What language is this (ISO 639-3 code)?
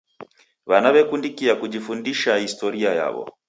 dav